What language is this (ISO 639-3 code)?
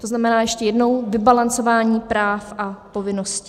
ces